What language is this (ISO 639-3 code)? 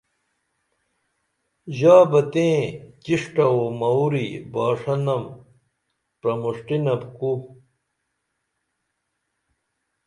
dml